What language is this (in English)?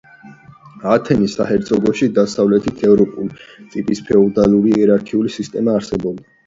Georgian